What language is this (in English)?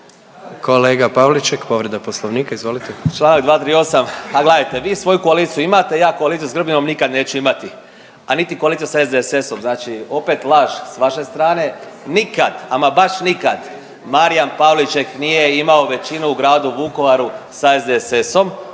Croatian